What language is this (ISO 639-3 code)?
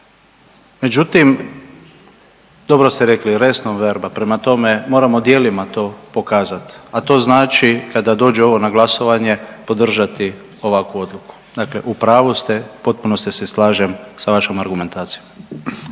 hrv